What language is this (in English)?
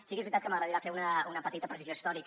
Catalan